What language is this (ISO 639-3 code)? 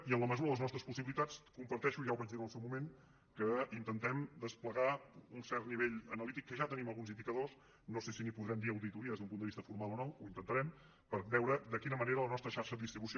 cat